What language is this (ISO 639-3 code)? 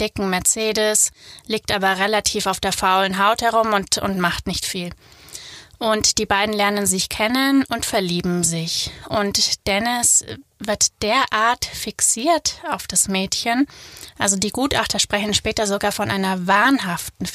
deu